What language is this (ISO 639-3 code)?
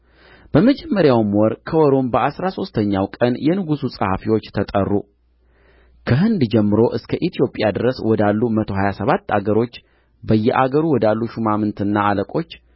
amh